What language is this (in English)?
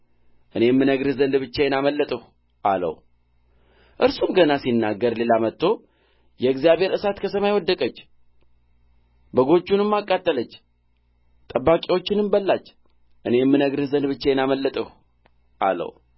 Amharic